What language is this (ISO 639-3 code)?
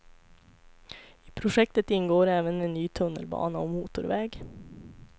swe